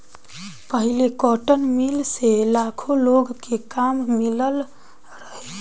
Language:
Bhojpuri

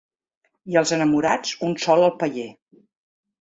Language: Catalan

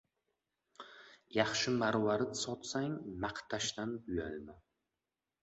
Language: Uzbek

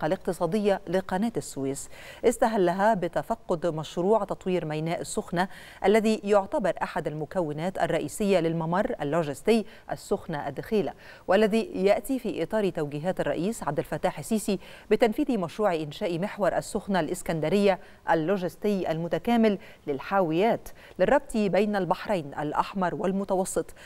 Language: Arabic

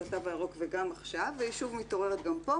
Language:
Hebrew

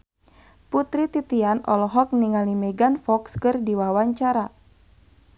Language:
Sundanese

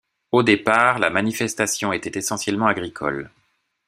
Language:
French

